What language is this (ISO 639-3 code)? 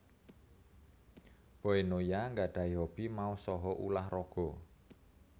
jav